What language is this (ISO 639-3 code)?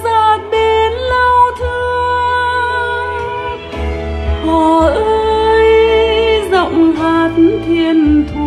vie